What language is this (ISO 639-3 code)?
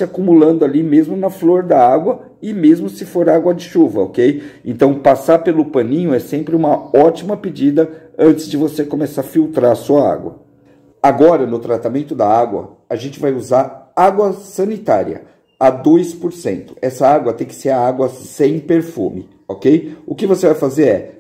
por